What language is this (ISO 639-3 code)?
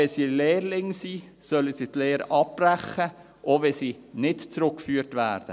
gsw